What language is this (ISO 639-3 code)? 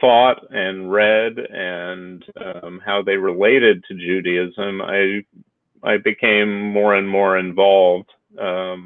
eng